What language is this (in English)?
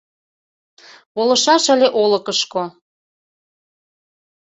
Mari